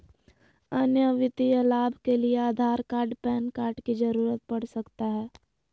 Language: Magahi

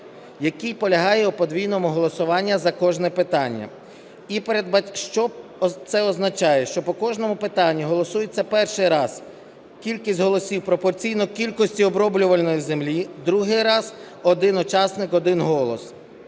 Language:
Ukrainian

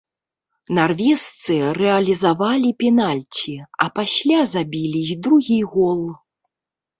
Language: Belarusian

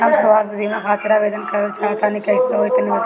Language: Bhojpuri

